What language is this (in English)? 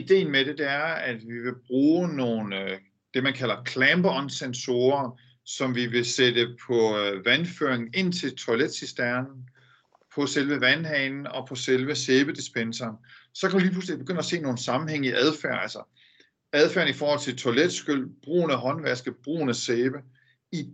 Danish